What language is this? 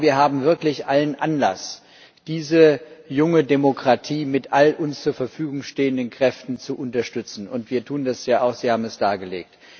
German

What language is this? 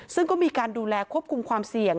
Thai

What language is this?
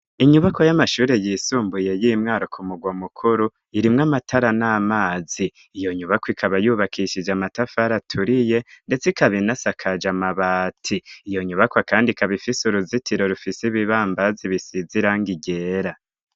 Rundi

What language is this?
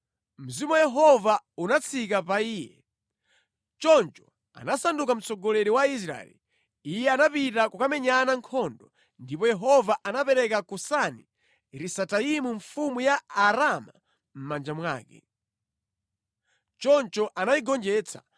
Nyanja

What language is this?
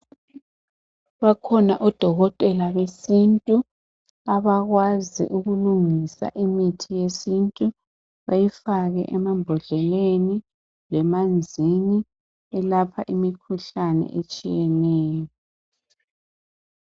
North Ndebele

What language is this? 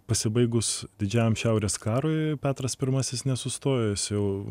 Lithuanian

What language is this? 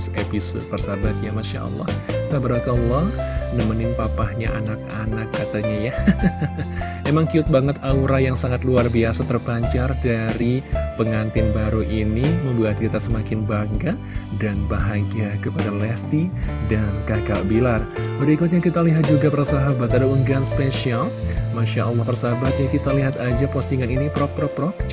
Indonesian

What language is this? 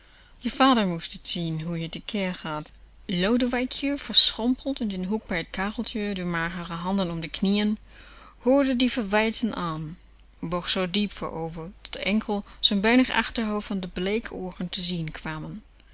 Dutch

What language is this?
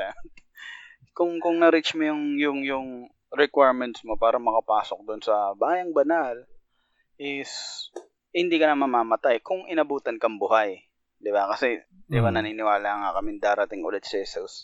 Filipino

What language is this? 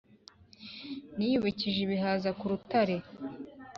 Kinyarwanda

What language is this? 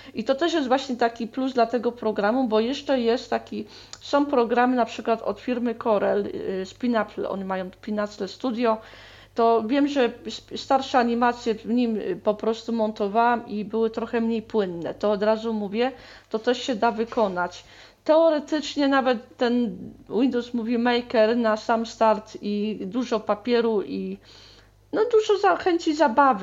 Polish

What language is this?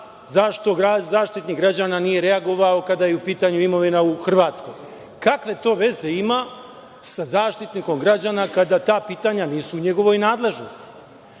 Serbian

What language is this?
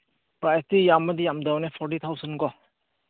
Manipuri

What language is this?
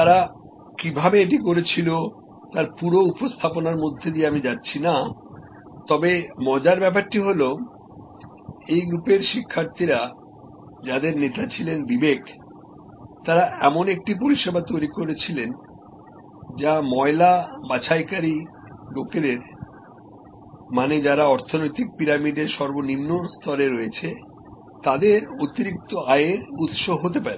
Bangla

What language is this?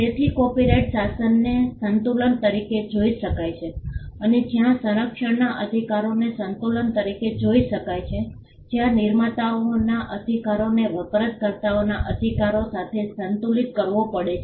Gujarati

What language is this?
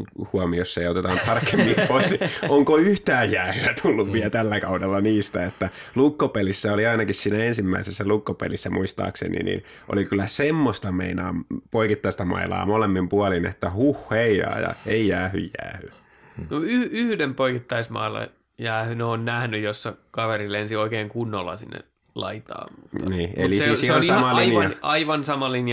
Finnish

